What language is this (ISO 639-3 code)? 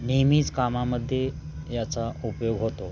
mar